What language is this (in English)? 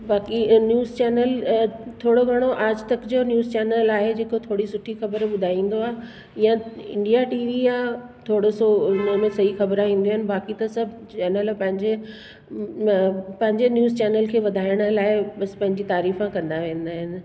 Sindhi